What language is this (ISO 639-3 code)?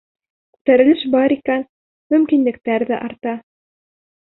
bak